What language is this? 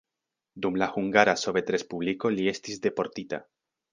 Esperanto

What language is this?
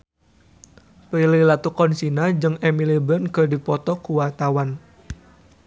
Sundanese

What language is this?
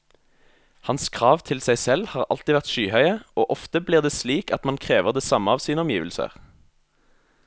Norwegian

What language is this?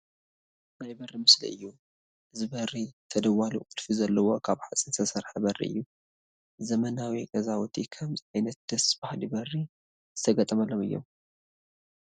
Tigrinya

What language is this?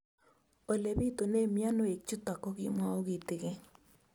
Kalenjin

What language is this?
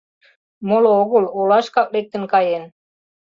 Mari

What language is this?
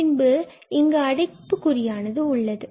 Tamil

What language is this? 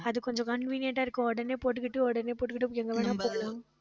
Tamil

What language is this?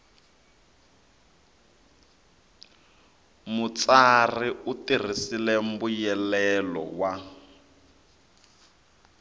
Tsonga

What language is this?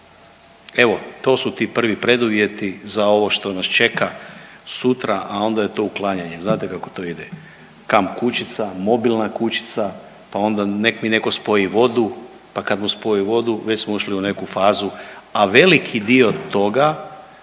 Croatian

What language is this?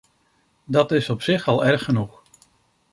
Dutch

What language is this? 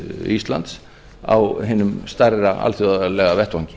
Icelandic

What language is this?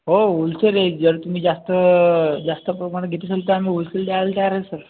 Marathi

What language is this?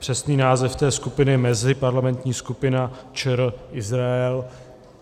Czech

